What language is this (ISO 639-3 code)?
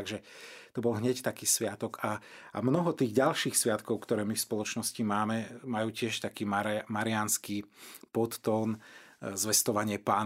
slk